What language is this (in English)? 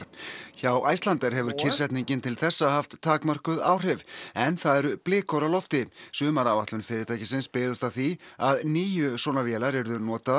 Icelandic